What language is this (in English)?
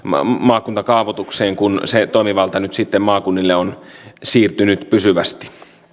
Finnish